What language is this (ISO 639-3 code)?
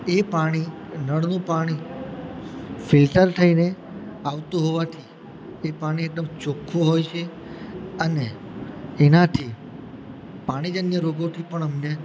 guj